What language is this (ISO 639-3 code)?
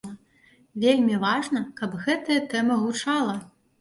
bel